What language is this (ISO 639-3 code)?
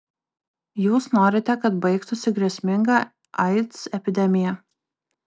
lit